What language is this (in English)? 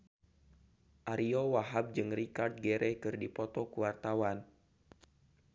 Sundanese